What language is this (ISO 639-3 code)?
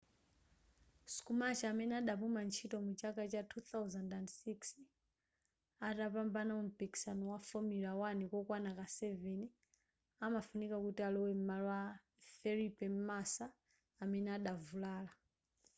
nya